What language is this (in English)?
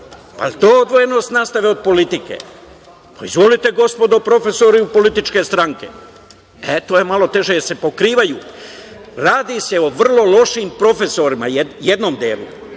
Serbian